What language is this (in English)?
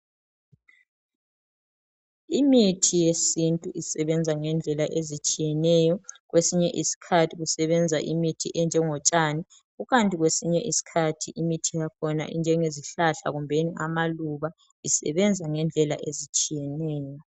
North Ndebele